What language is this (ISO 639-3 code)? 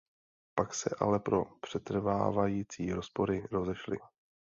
ces